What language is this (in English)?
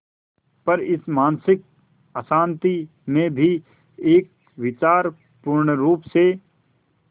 Hindi